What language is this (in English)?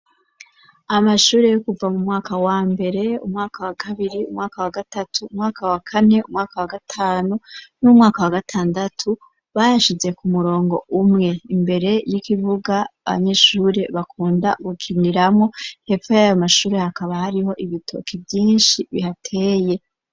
Rundi